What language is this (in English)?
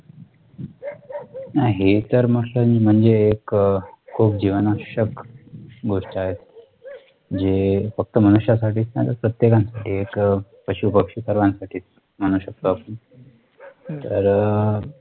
Marathi